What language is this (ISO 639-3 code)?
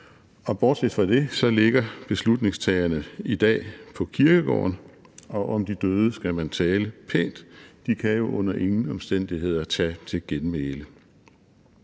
dan